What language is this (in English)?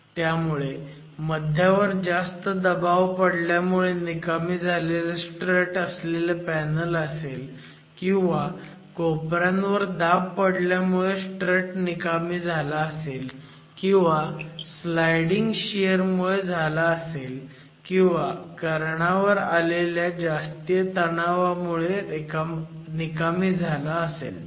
Marathi